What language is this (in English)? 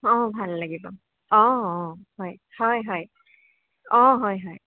Assamese